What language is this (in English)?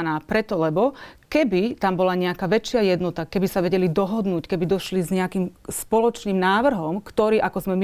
Slovak